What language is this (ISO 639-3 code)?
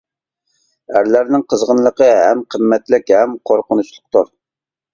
uig